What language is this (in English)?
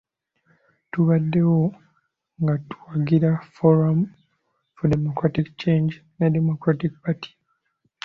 Ganda